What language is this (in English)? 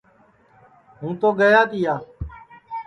Sansi